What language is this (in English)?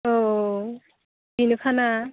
Bodo